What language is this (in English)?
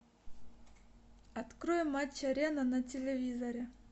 Russian